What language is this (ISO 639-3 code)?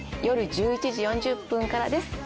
jpn